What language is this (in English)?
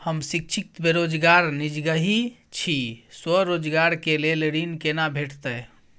Maithili